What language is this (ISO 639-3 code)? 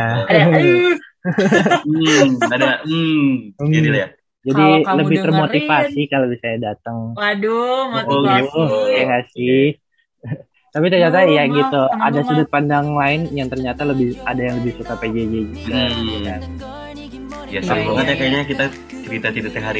ind